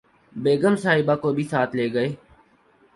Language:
Urdu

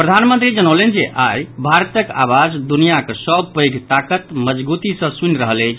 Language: Maithili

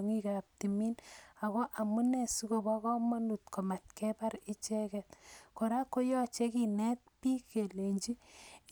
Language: Kalenjin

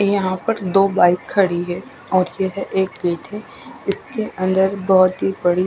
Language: Hindi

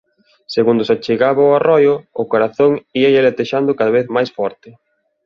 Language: Galician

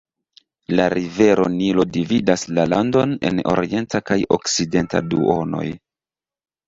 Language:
Esperanto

